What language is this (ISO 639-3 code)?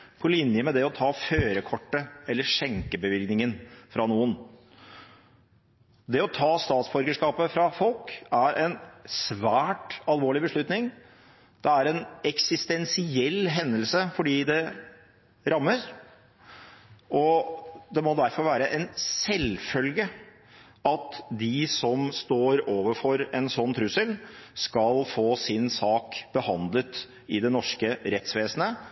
nob